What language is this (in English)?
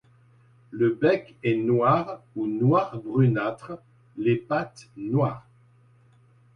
French